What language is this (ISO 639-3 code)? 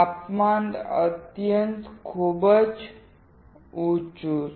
guj